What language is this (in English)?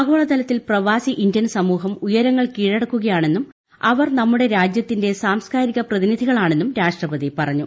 Malayalam